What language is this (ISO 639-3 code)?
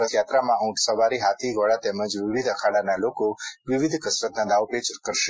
guj